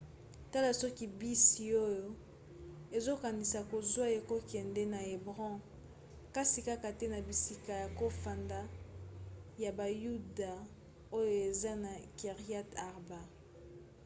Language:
Lingala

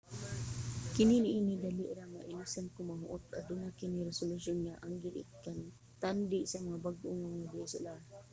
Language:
Cebuano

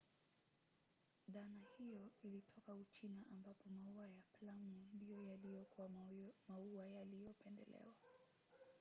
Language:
Swahili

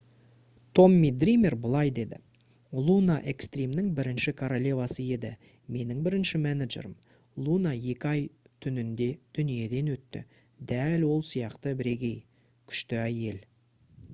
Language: Kazakh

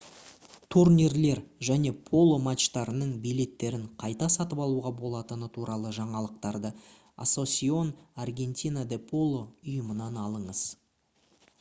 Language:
Kazakh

